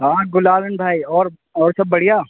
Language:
Urdu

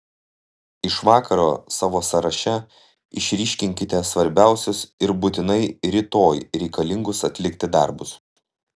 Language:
Lithuanian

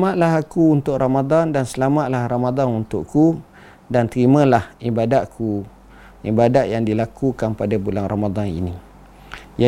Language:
Malay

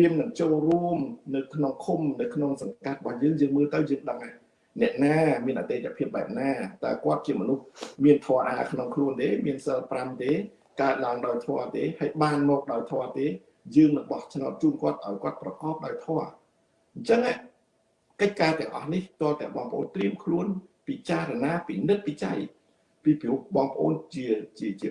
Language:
Vietnamese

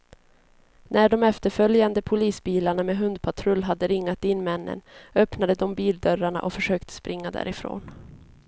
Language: Swedish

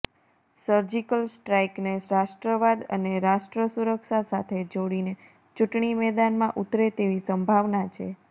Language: Gujarati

